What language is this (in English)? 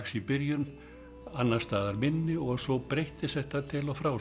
Icelandic